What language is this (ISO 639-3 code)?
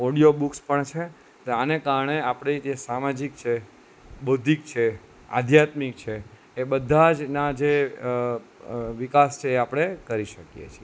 guj